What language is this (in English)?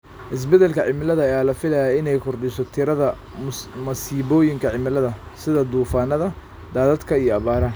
Somali